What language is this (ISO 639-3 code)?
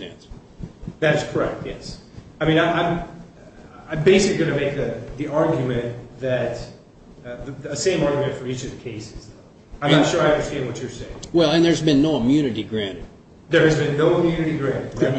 eng